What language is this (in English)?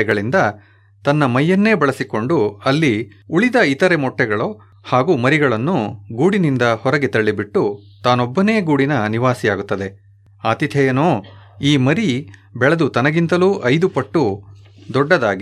Kannada